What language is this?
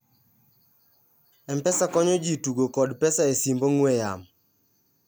Luo (Kenya and Tanzania)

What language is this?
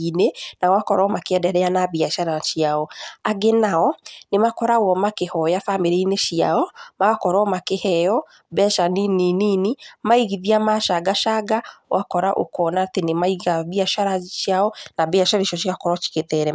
Kikuyu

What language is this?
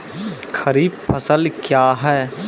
Maithili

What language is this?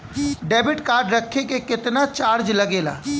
Bhojpuri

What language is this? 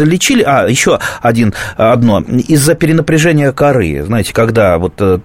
Russian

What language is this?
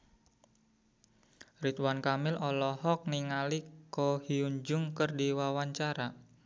Sundanese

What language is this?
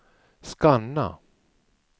Swedish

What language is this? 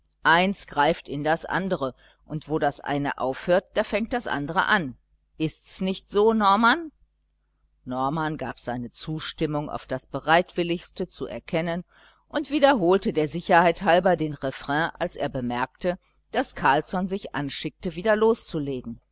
German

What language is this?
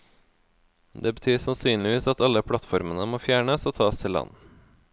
Norwegian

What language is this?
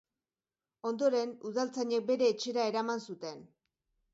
Basque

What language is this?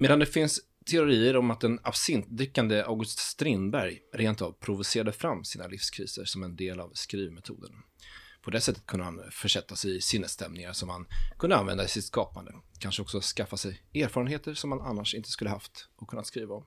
Swedish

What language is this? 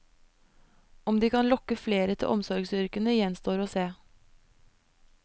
Norwegian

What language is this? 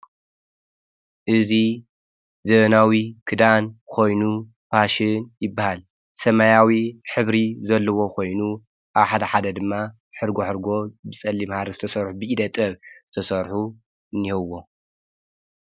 Tigrinya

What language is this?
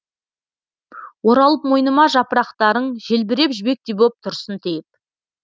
Kazakh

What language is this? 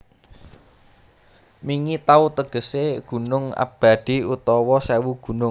Javanese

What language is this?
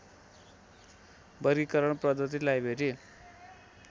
Nepali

